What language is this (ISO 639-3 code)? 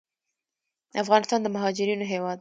pus